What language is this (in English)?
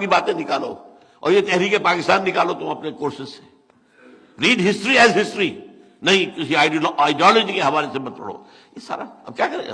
German